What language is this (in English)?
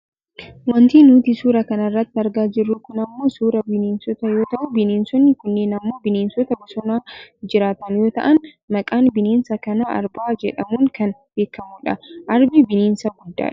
Oromo